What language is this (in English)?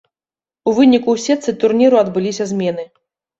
Belarusian